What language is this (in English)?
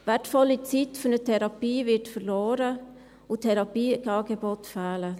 Swiss German